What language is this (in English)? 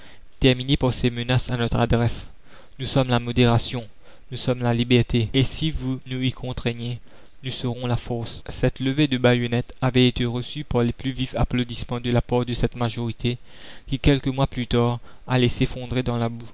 French